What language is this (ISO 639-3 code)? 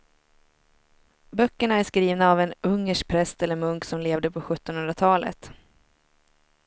swe